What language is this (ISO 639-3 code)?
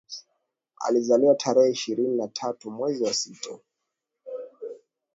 swa